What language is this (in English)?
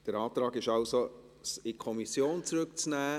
Swiss German